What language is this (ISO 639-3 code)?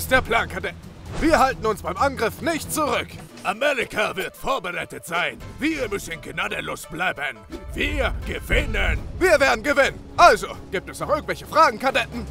deu